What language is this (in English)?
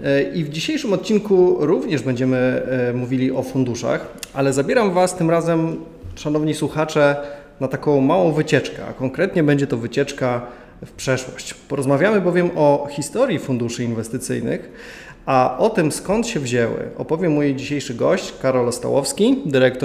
Polish